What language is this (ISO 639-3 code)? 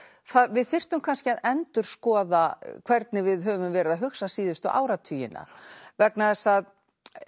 isl